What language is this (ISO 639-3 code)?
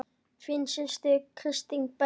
isl